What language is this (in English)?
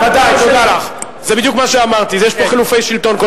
Hebrew